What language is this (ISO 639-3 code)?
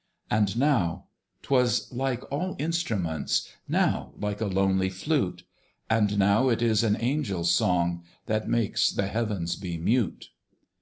eng